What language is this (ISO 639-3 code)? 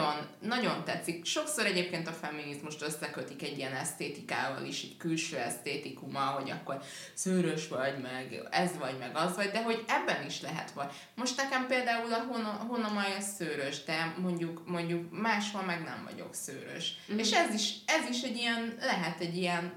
hun